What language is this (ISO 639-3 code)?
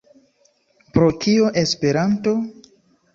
epo